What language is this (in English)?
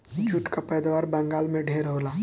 Bhojpuri